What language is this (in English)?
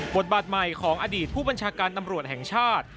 Thai